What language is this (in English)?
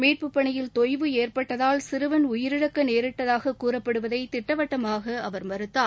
Tamil